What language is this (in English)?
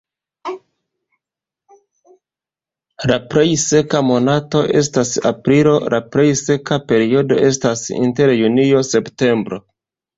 Esperanto